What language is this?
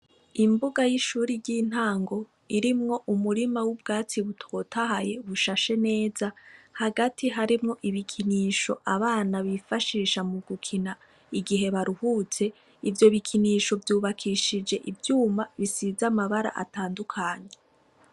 Rundi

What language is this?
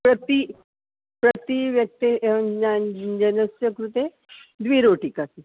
Sanskrit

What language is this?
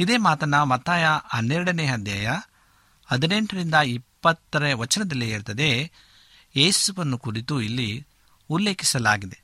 Kannada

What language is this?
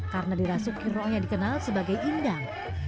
Indonesian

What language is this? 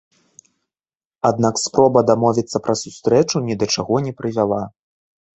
Belarusian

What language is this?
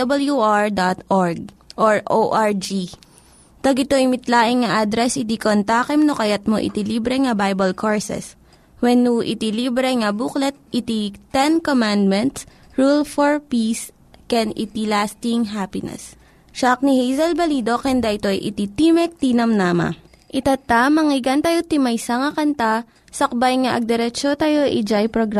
Filipino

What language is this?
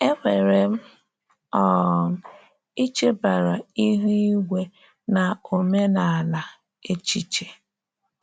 Igbo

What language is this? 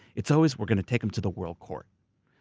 English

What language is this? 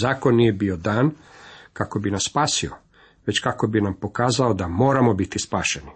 Croatian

